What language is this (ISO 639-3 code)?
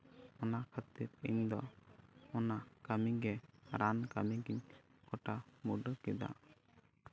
sat